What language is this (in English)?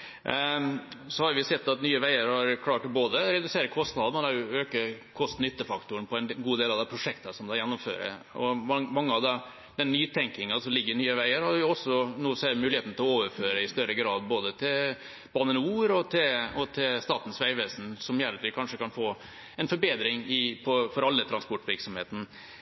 Norwegian Bokmål